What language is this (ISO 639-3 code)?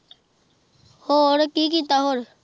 pan